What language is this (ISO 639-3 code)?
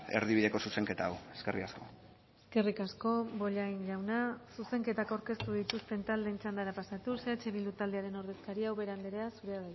eus